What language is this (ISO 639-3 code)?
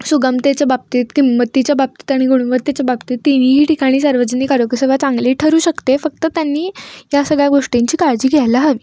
mar